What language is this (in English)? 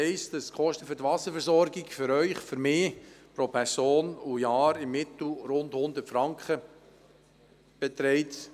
Swiss German